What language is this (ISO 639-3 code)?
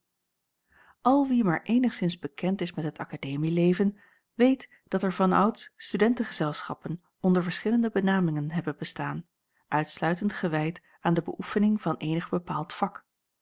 nld